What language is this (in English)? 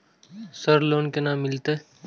Maithili